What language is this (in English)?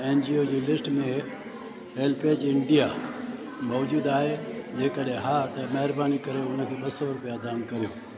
Sindhi